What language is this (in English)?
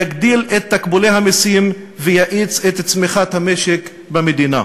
Hebrew